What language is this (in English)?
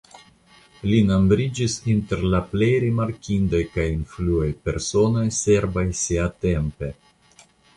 Esperanto